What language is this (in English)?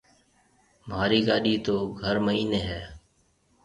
Marwari (Pakistan)